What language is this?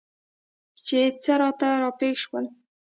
Pashto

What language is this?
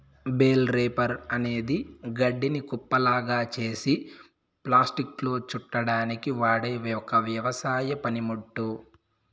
Telugu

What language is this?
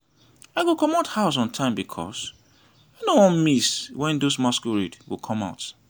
Nigerian Pidgin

